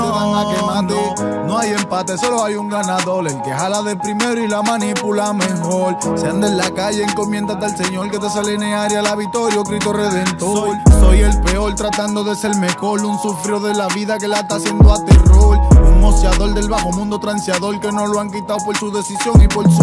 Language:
Spanish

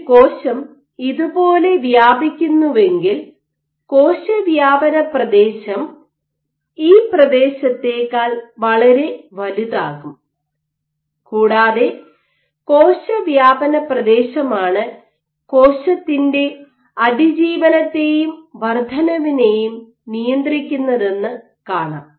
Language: Malayalam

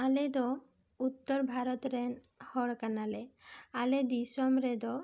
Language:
Santali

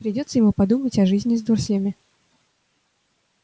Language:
Russian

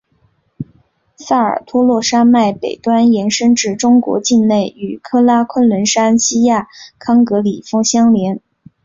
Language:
Chinese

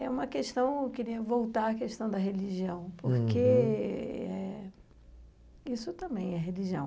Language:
Portuguese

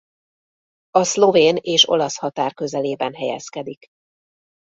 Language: Hungarian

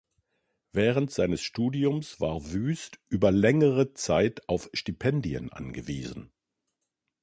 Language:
German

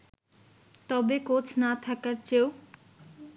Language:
Bangla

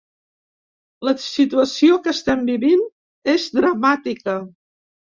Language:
Catalan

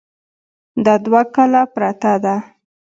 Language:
Pashto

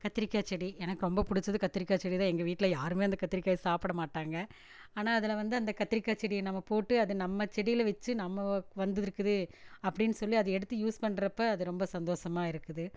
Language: Tamil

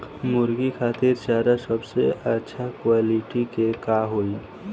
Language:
Bhojpuri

